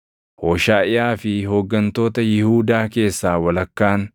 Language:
Oromo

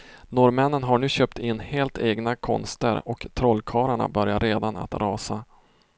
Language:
Swedish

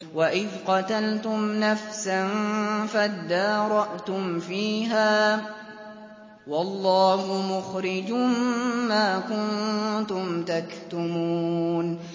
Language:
Arabic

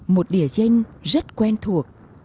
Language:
Vietnamese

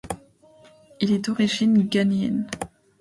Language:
French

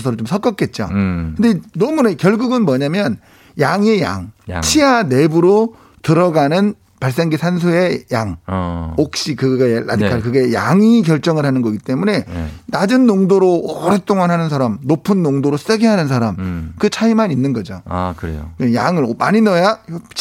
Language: Korean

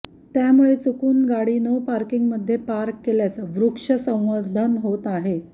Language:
Marathi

